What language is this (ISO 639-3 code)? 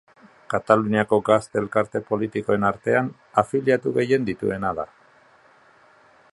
eus